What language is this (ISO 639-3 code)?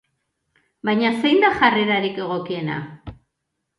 eus